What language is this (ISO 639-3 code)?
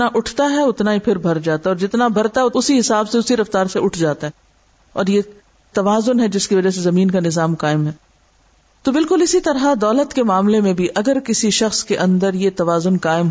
urd